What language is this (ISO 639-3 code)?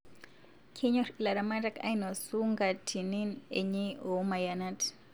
mas